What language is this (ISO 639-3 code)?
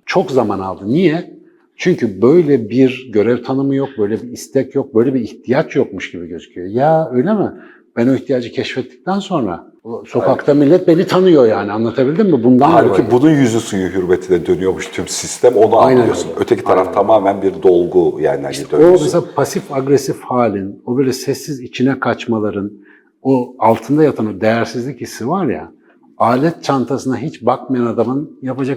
tur